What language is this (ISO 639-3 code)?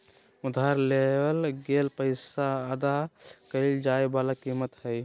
mag